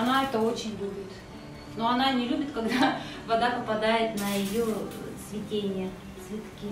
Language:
Russian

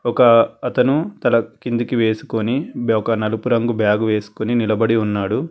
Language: Telugu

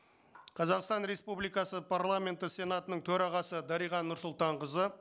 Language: Kazakh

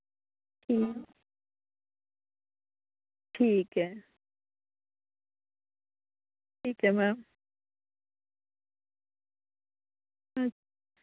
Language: Dogri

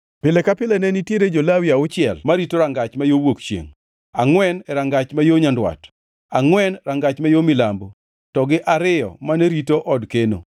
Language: Luo (Kenya and Tanzania)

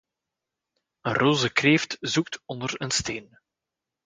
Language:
Dutch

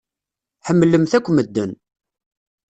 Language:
Kabyle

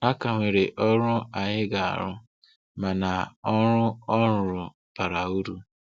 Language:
Igbo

